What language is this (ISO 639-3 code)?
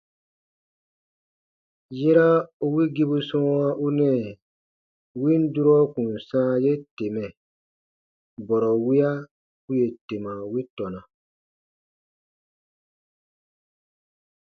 bba